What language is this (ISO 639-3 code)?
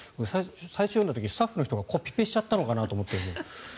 jpn